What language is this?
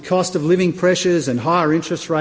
Indonesian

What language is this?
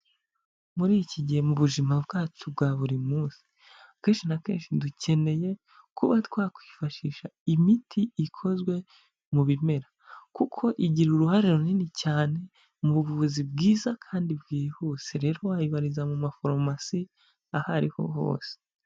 Kinyarwanda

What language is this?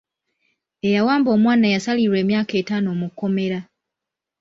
Ganda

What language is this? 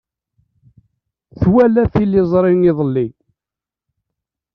Kabyle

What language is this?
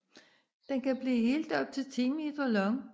Danish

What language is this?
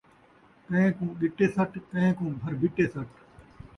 Saraiki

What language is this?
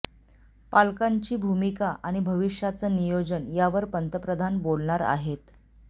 Marathi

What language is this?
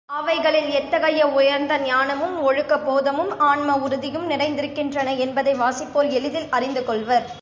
Tamil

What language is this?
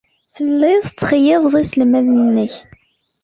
Kabyle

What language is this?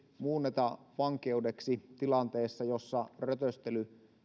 Finnish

